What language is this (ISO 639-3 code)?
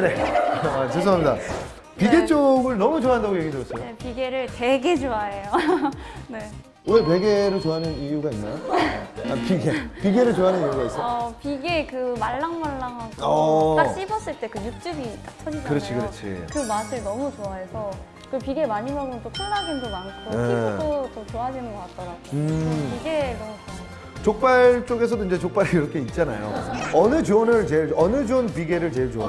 kor